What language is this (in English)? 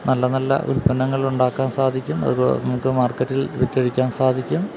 Malayalam